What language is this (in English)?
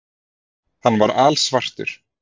Icelandic